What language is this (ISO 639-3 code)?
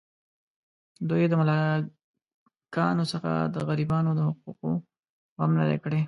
pus